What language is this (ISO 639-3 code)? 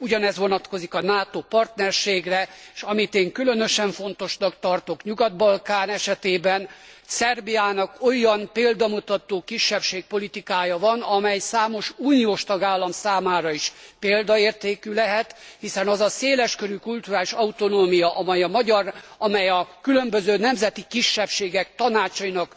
hun